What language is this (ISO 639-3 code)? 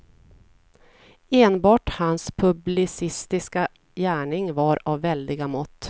swe